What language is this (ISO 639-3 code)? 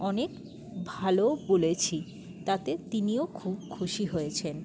ben